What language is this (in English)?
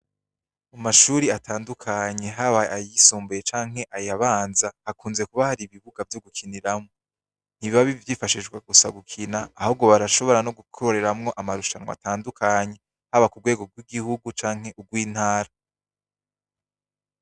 Rundi